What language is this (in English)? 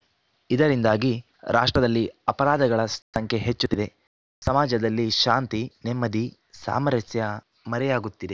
Kannada